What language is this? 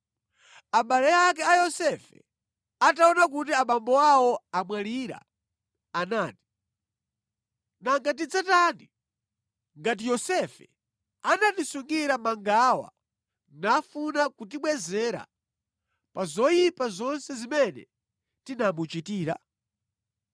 Nyanja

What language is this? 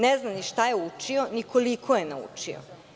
Serbian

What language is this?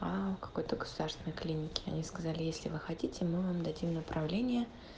Russian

